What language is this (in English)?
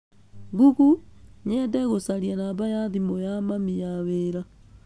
Kikuyu